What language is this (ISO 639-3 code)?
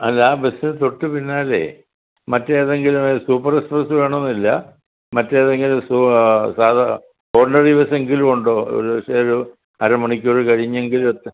mal